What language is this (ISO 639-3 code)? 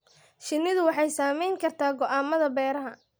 som